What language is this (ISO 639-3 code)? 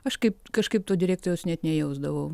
lit